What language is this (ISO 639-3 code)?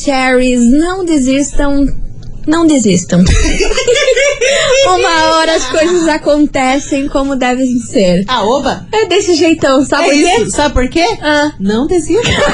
por